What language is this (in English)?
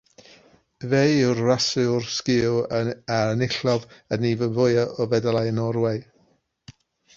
Welsh